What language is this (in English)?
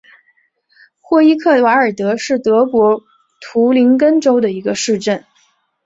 Chinese